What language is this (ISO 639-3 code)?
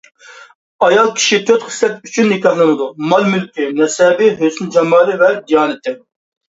uig